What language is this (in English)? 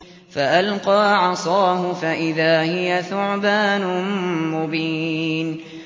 Arabic